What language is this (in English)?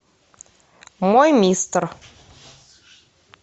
Russian